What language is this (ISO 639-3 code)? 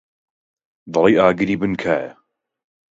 ckb